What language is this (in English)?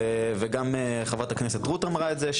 Hebrew